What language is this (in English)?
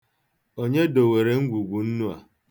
Igbo